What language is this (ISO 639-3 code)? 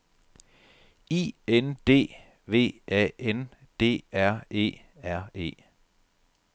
dan